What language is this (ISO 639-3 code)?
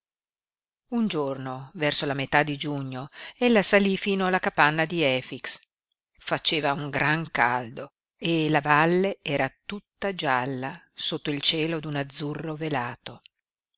ita